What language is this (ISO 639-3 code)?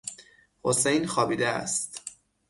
fas